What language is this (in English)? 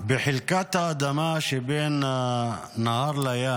Hebrew